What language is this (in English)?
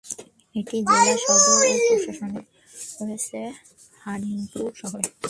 Bangla